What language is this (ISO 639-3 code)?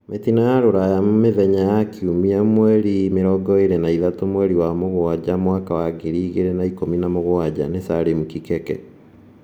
kik